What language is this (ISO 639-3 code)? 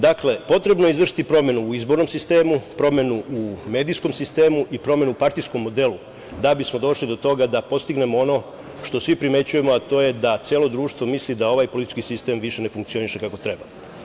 srp